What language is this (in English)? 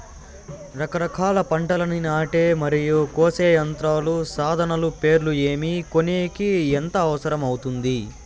Telugu